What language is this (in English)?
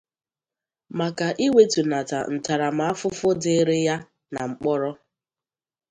Igbo